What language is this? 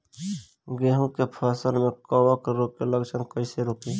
Bhojpuri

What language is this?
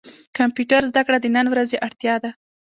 Pashto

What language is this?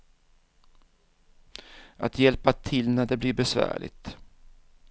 Swedish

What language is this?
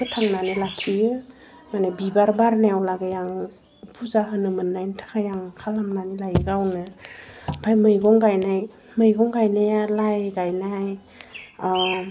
Bodo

